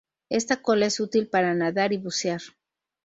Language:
Spanish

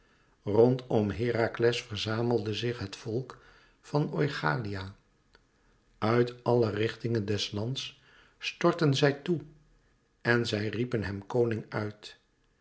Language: Dutch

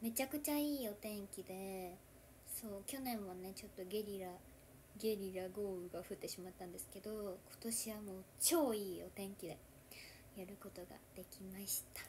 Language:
Japanese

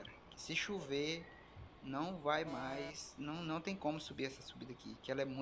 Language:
Portuguese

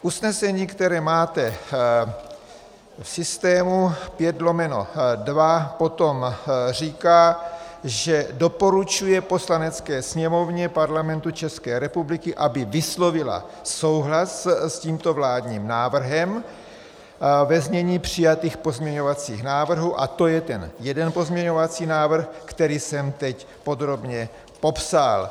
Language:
Czech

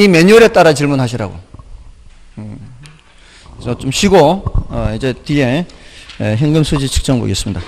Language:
Korean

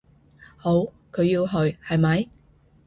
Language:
Cantonese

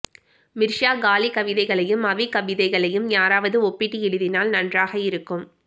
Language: Tamil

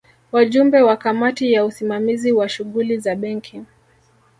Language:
Swahili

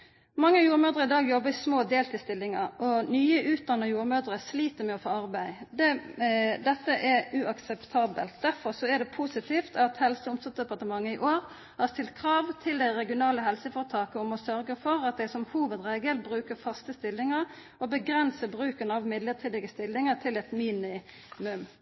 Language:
Norwegian Nynorsk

